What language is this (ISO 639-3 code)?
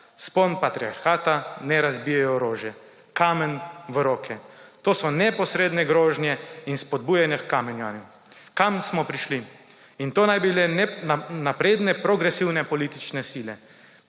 slv